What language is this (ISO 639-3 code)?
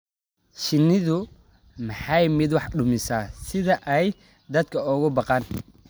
som